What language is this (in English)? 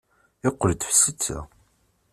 Kabyle